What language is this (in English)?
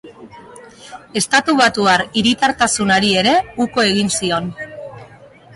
Basque